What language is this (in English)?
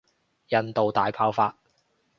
Cantonese